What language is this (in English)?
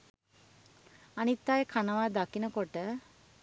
Sinhala